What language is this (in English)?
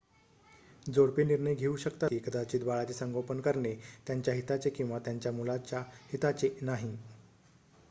Marathi